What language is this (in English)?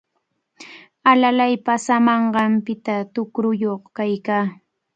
Cajatambo North Lima Quechua